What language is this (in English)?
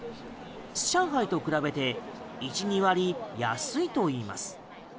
Japanese